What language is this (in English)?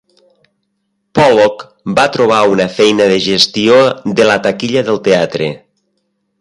Catalan